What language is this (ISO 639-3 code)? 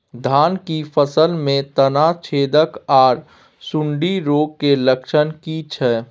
mai